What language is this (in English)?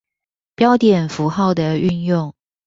Chinese